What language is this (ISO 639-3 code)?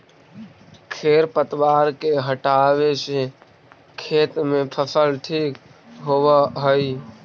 mag